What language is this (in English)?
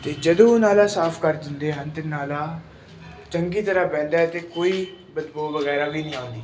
Punjabi